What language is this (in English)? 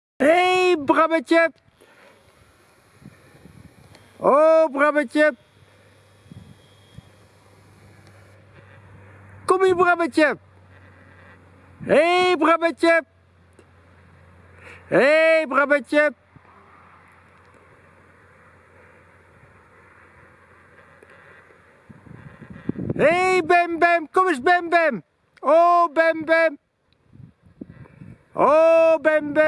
Dutch